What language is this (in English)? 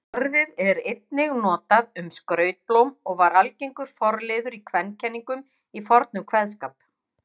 Icelandic